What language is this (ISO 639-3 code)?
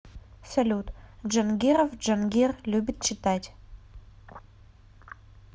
rus